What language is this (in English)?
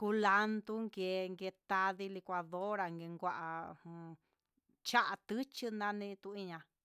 Huitepec Mixtec